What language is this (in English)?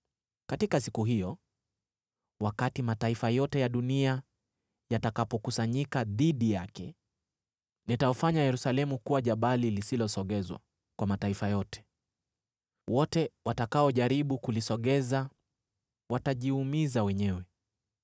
Swahili